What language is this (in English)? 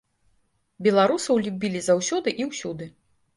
Belarusian